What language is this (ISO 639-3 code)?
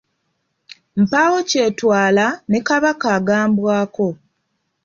lug